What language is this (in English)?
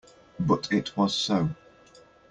English